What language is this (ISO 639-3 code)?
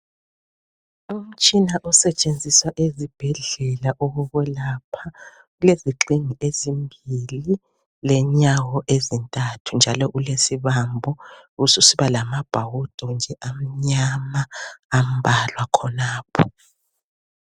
nde